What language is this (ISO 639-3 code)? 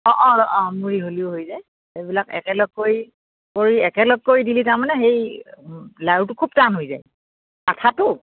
asm